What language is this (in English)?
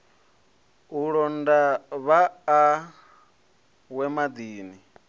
Venda